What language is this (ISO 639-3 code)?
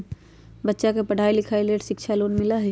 mag